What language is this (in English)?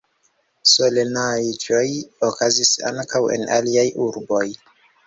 Esperanto